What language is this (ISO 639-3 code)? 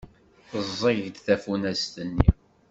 kab